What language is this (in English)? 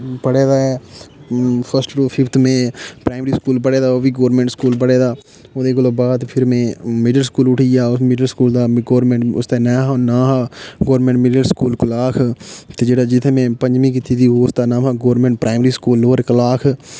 Dogri